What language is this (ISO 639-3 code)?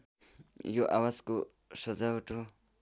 nep